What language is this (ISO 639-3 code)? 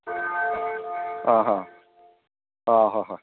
mni